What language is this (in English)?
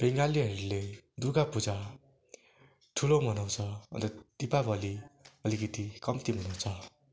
Nepali